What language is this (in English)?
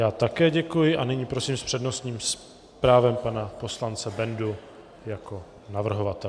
Czech